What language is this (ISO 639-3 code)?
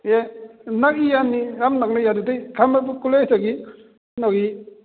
mni